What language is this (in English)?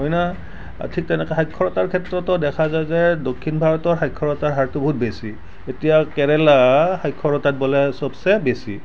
Assamese